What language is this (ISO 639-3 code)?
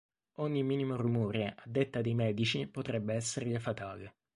ita